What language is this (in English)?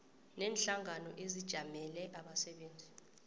South Ndebele